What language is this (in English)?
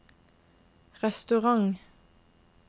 Norwegian